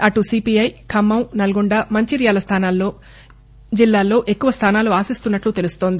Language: Telugu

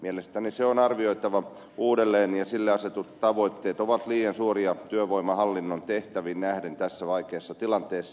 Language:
Finnish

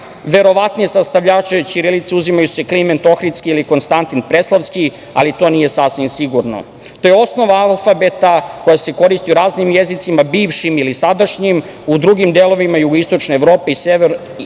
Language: Serbian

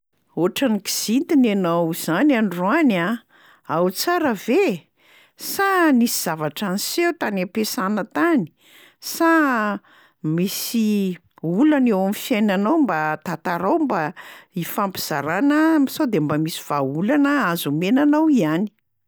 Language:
Malagasy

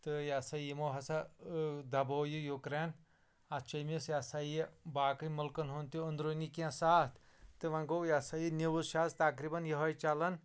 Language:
Kashmiri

